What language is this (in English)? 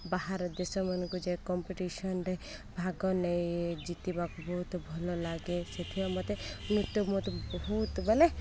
Odia